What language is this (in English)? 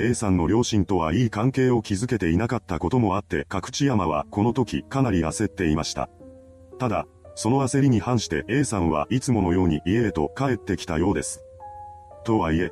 Japanese